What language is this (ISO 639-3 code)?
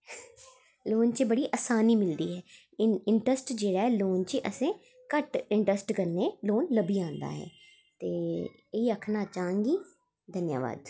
doi